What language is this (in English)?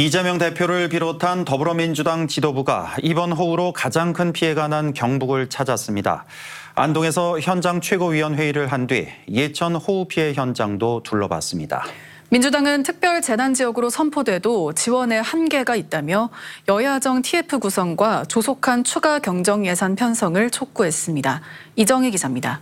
Korean